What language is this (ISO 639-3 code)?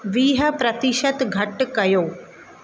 snd